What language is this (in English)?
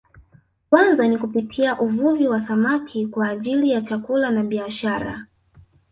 Swahili